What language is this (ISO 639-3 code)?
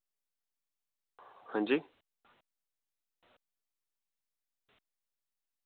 doi